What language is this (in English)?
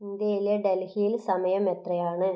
Malayalam